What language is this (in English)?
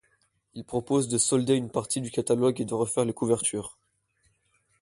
French